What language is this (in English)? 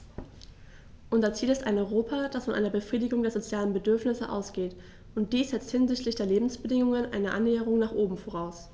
German